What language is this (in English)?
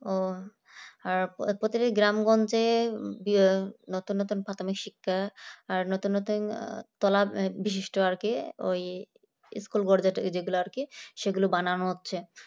Bangla